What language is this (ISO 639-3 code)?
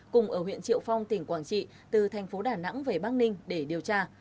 vie